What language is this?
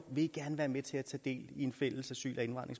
Danish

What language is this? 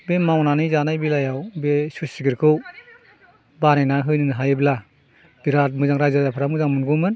Bodo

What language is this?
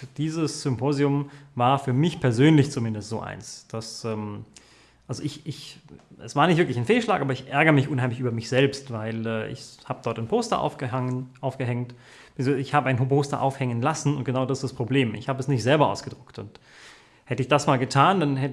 German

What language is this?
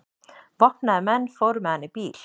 Icelandic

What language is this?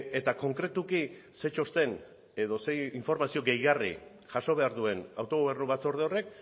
Basque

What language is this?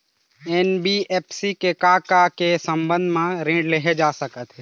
Chhattisgarhi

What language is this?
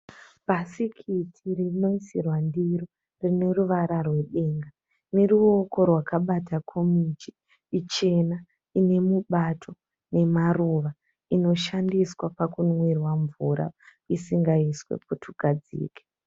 Shona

